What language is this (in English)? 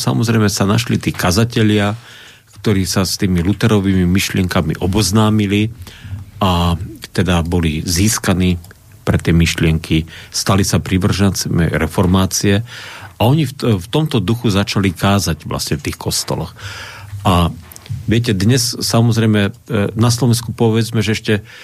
Slovak